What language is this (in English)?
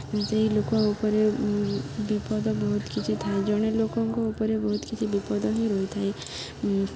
Odia